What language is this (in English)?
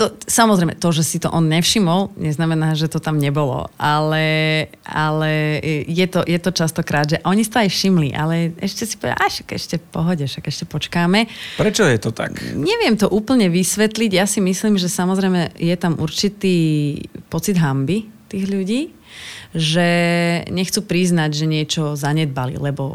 Slovak